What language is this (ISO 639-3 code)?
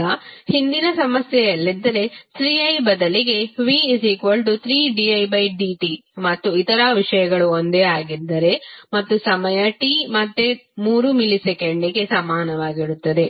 kan